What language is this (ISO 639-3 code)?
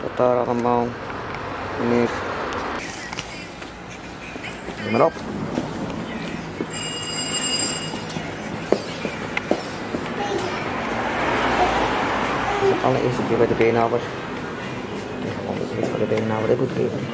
nld